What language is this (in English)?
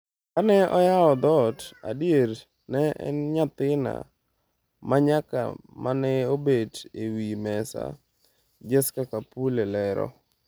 Luo (Kenya and Tanzania)